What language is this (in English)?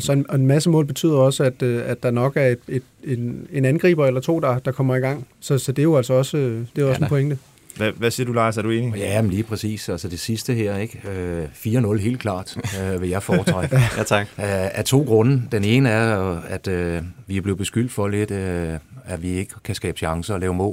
Danish